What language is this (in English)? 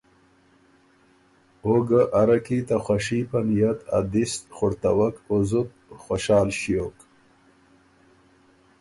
Ormuri